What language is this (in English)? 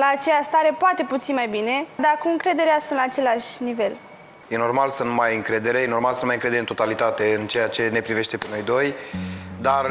Romanian